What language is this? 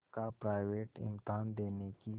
Hindi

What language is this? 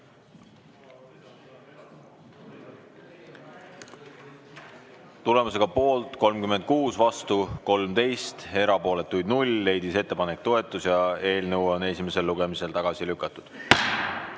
Estonian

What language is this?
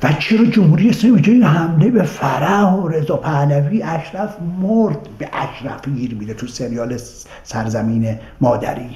Persian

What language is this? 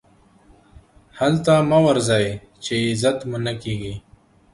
Pashto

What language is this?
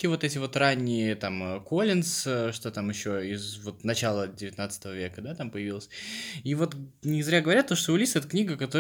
Russian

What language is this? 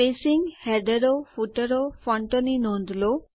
Gujarati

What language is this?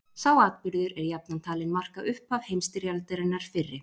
Icelandic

